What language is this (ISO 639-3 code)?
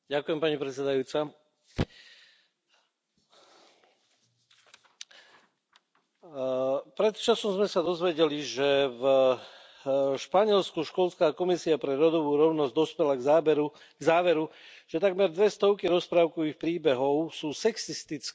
slk